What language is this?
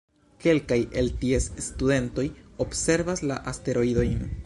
Esperanto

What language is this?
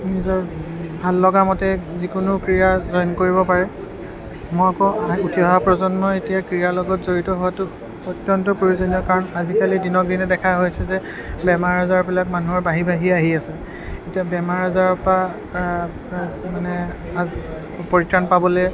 Assamese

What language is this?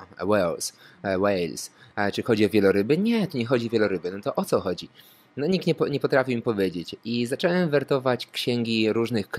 Polish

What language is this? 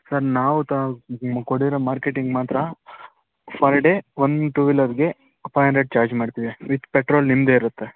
Kannada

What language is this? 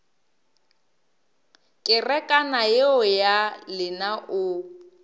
Northern Sotho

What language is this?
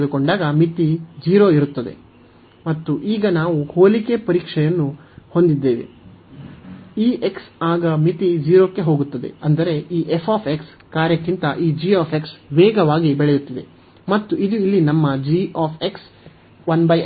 Kannada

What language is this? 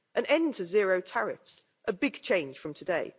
English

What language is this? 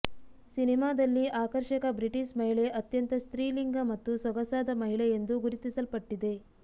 Kannada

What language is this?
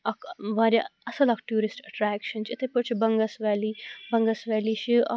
Kashmiri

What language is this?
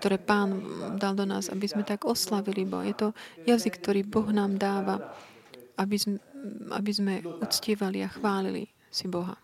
Slovak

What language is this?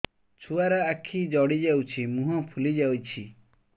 Odia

